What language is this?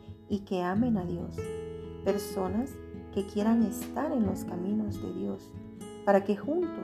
Spanish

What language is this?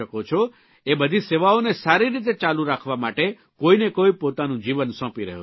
Gujarati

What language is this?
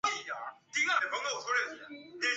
Chinese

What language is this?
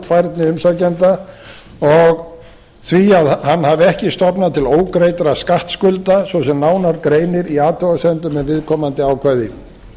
Icelandic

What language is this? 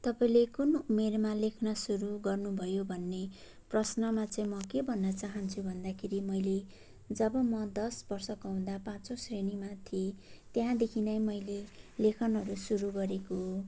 Nepali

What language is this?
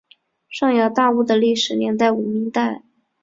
Chinese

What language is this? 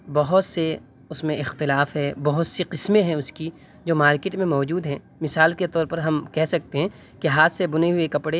Urdu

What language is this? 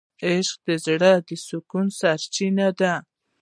Pashto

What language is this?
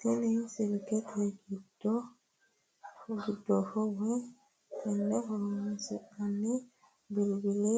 Sidamo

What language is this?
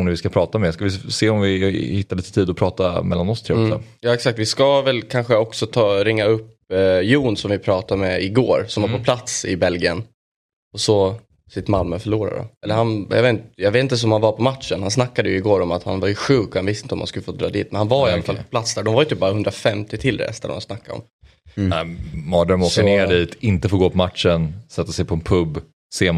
Swedish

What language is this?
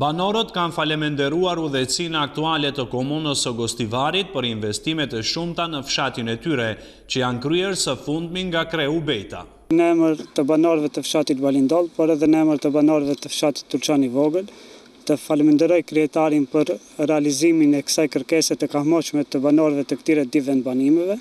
Romanian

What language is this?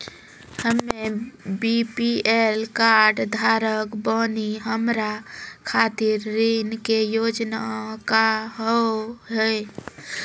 Maithili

